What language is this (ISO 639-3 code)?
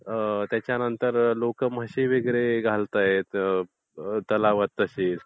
mar